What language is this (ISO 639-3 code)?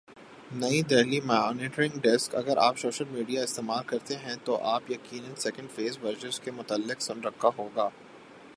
urd